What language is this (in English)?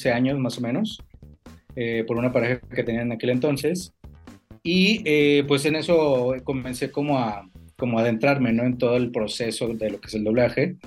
Spanish